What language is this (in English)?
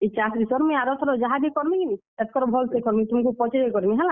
Odia